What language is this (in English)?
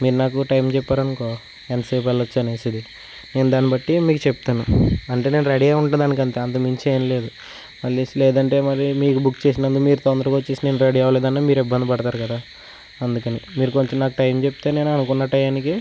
Telugu